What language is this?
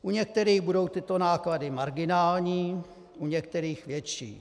Czech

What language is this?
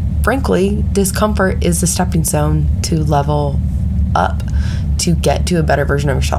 English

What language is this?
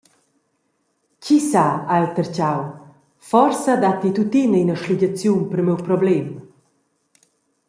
Romansh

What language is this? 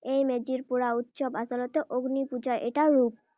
Assamese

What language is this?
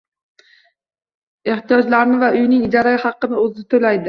Uzbek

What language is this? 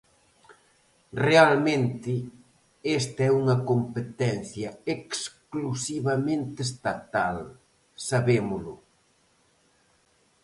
Galician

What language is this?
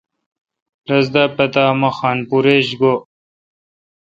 Kalkoti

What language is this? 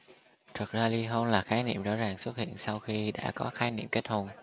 Vietnamese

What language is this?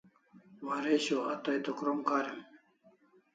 Kalasha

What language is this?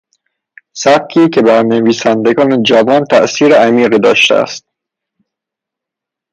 Persian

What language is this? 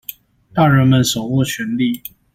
Chinese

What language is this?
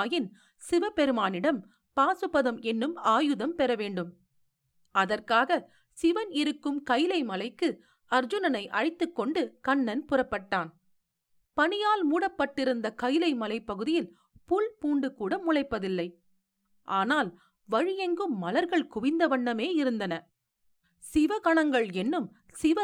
Tamil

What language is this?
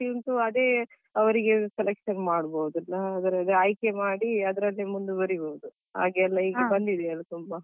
Kannada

